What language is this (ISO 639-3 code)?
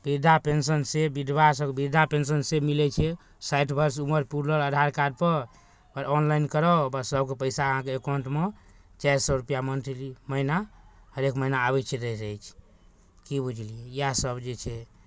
mai